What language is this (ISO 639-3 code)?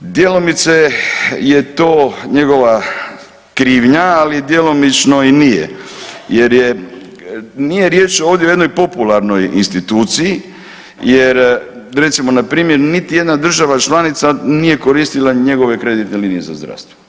hrv